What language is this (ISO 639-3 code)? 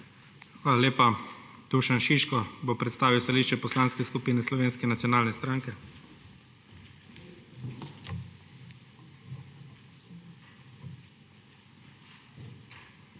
slv